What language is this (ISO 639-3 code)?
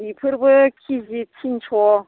brx